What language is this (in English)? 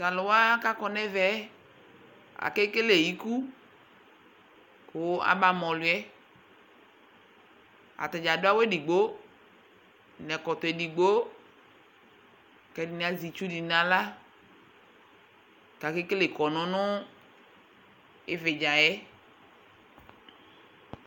Ikposo